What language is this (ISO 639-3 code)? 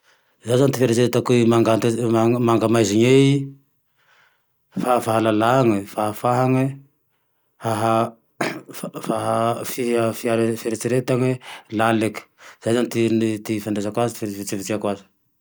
tdx